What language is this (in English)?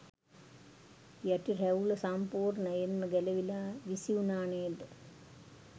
Sinhala